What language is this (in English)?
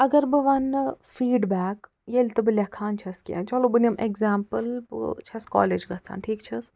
Kashmiri